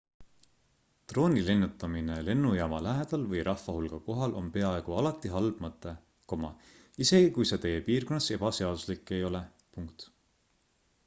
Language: Estonian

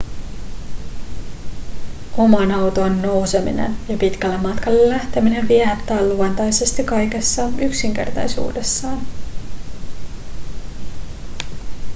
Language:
Finnish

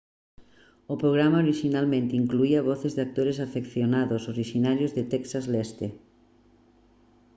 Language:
Galician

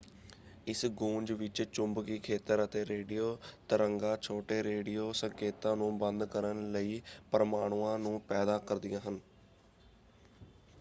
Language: Punjabi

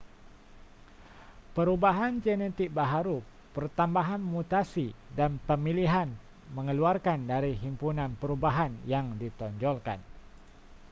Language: Malay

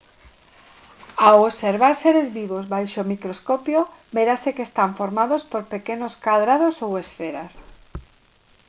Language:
Galician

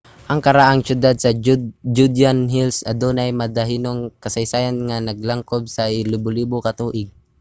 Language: Cebuano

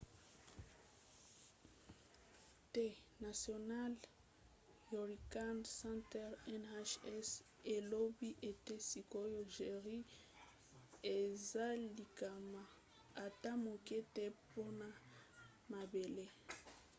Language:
Lingala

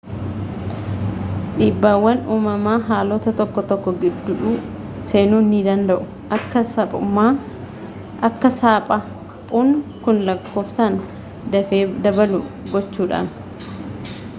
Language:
Oromo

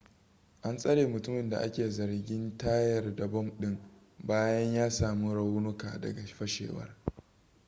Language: Hausa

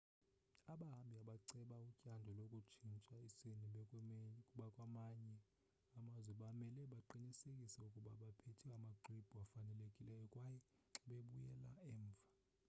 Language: Xhosa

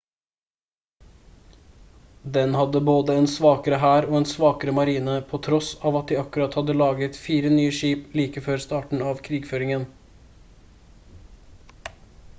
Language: Norwegian Bokmål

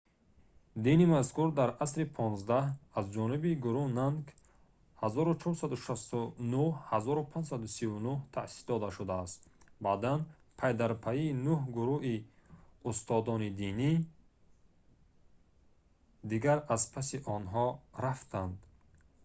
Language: Tajik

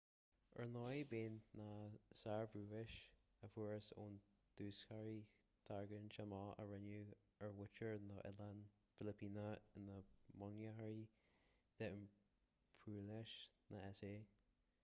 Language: Irish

